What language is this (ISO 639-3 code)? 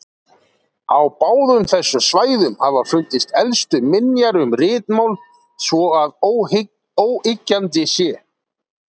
isl